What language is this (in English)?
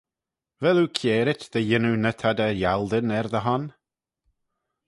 Manx